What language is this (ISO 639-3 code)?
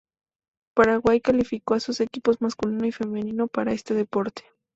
spa